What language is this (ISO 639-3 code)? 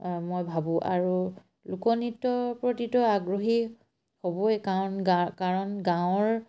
asm